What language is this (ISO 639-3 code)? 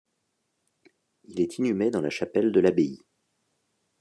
fra